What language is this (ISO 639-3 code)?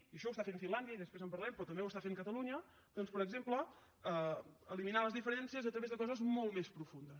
cat